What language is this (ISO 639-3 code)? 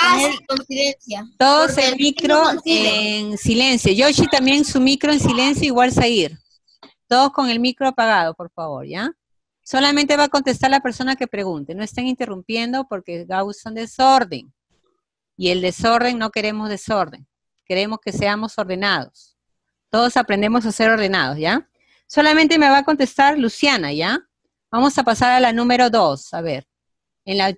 spa